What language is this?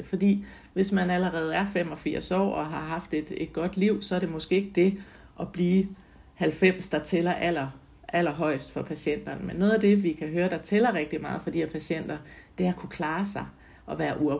Danish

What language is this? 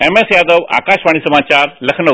Hindi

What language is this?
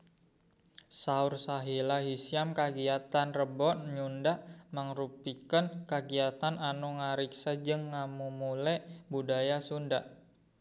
Sundanese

